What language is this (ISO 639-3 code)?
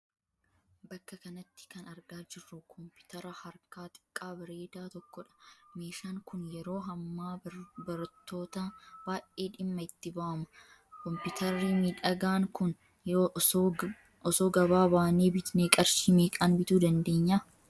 orm